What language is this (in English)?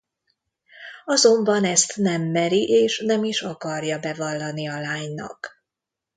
Hungarian